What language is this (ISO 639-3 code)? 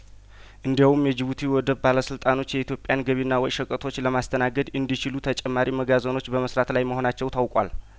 amh